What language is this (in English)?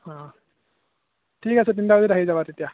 Assamese